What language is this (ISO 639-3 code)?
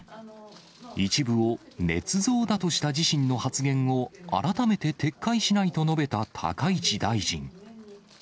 jpn